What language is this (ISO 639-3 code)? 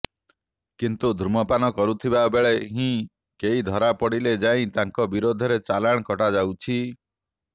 ori